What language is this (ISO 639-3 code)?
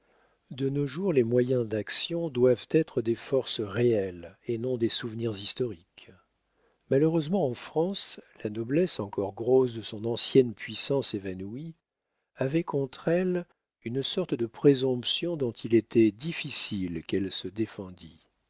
fra